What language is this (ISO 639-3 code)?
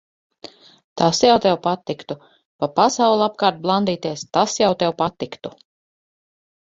lav